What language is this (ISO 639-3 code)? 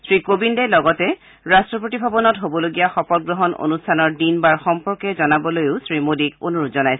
asm